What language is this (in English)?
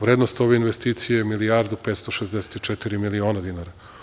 Serbian